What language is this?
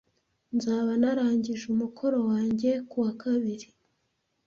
Kinyarwanda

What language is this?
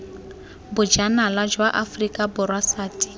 Tswana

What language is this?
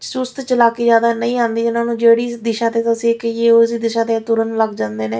Punjabi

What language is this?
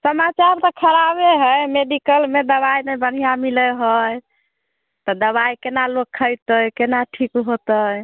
Maithili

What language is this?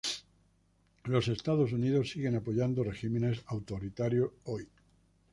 Spanish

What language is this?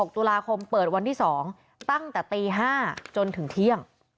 Thai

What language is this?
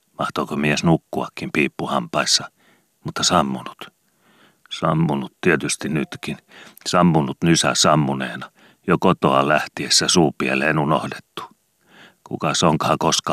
Finnish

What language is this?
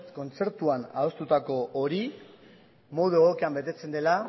Basque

